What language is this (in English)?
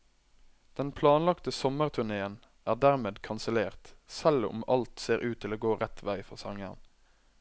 Norwegian